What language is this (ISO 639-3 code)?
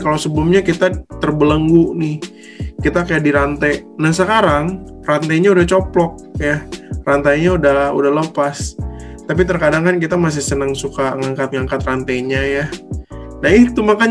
ind